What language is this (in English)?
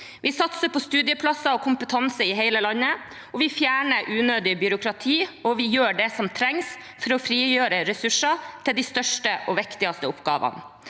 Norwegian